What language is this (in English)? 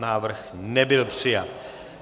Czech